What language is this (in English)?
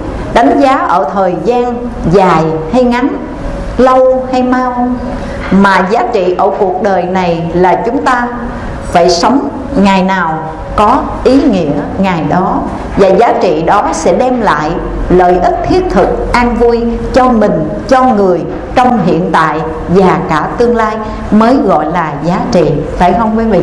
Vietnamese